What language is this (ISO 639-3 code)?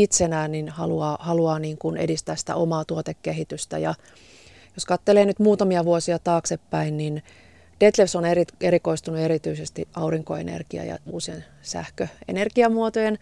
fin